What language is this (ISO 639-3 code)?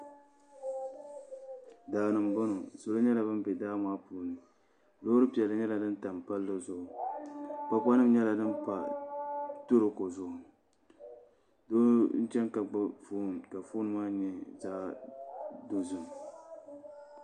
dag